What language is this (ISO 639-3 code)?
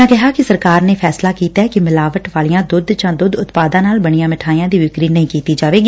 pan